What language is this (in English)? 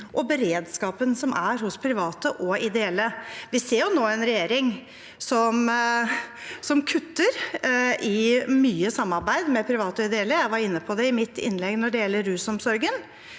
Norwegian